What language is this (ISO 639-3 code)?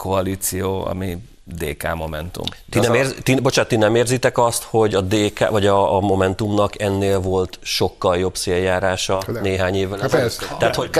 hun